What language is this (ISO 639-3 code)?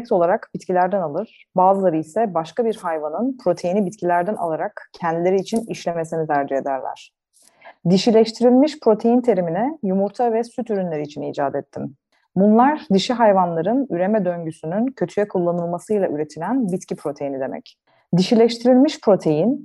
tur